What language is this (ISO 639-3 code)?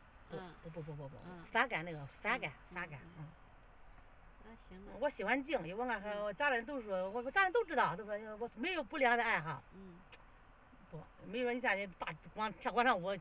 zho